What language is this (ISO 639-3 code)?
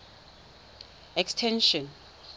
tsn